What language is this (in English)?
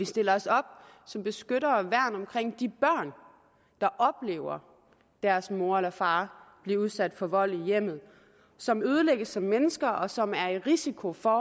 Danish